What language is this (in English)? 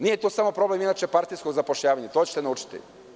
Serbian